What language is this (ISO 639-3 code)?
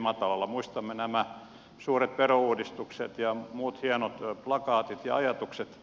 fin